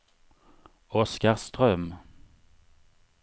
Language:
Swedish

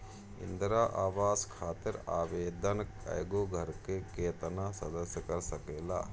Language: Bhojpuri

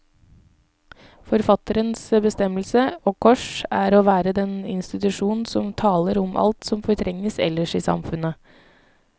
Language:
Norwegian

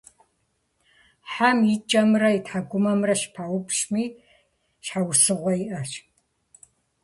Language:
Kabardian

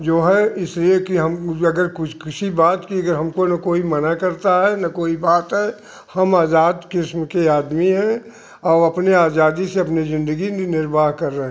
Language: Hindi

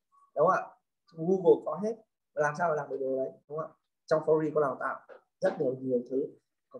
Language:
Vietnamese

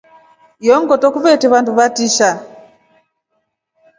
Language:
Rombo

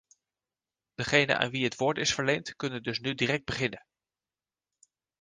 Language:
Dutch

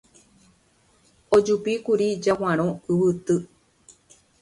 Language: Guarani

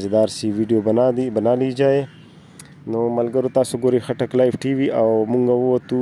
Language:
Dutch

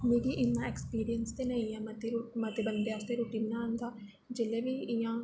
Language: Dogri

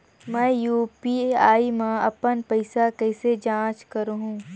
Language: Chhattisgarhi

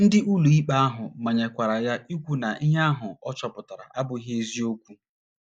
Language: Igbo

